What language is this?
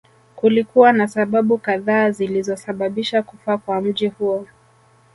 Swahili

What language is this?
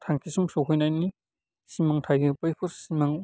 Bodo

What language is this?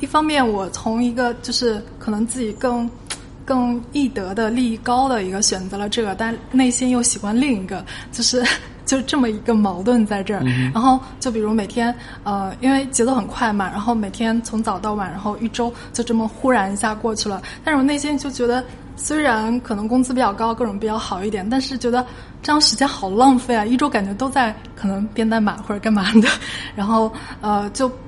Chinese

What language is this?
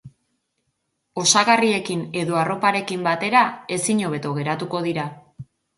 Basque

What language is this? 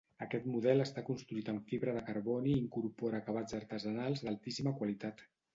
Catalan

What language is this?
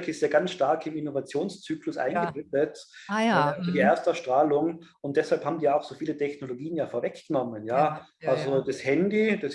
German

